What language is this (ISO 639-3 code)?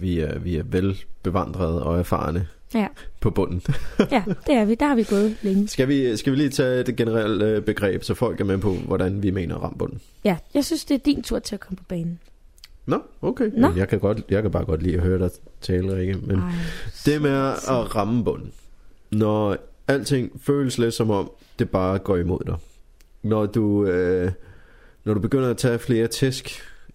dan